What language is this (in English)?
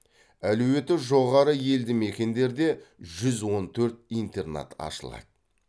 Kazakh